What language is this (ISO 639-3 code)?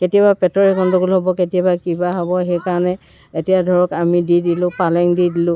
asm